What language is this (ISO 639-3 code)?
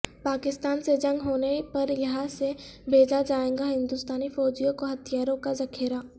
urd